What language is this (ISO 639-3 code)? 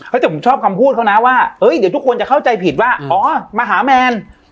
tha